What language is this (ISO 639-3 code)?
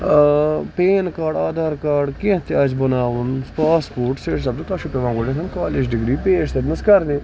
kas